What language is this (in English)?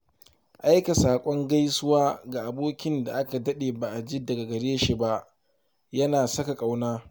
Hausa